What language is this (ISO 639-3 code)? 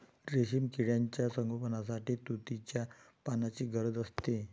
mar